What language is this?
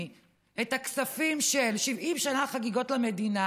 Hebrew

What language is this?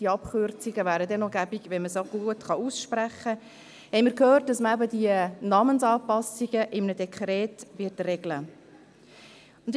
Swiss German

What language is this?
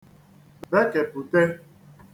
Igbo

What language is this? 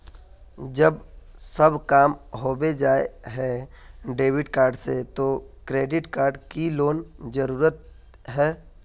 Magahi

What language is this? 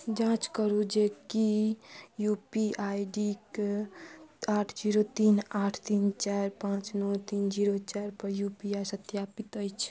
Maithili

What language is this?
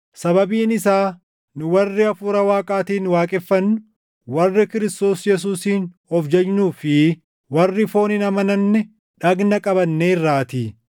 Oromo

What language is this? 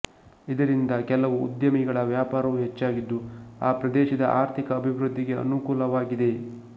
Kannada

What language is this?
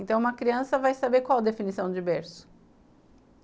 Portuguese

